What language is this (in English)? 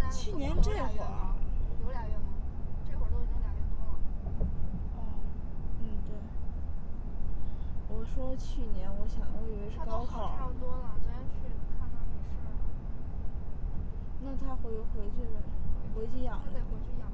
Chinese